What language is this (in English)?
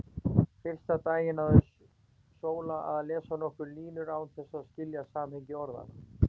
Icelandic